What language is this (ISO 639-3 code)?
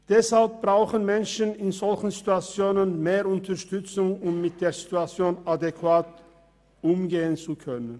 gsw